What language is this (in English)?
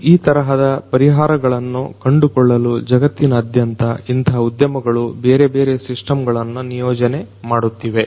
Kannada